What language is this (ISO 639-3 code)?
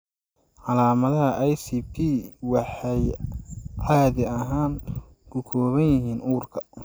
som